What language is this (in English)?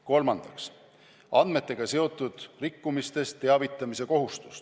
Estonian